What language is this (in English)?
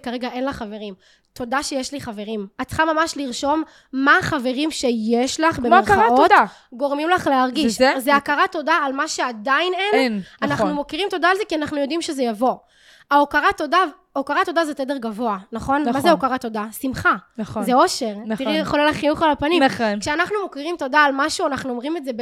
Hebrew